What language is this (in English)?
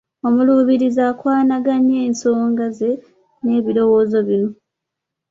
Ganda